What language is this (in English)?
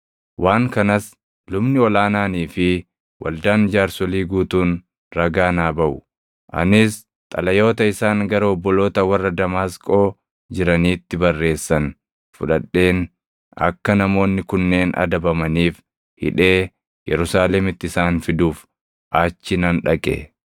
Oromo